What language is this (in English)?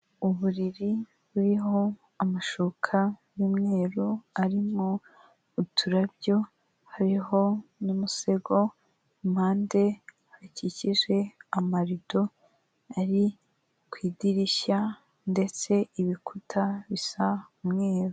Kinyarwanda